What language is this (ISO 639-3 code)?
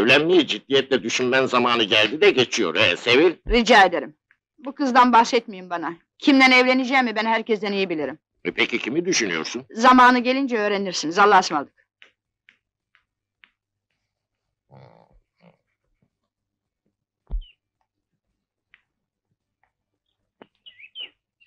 tur